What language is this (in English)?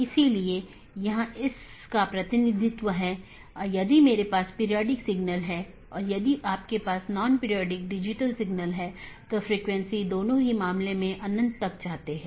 Hindi